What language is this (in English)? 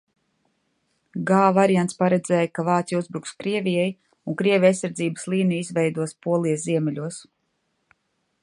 Latvian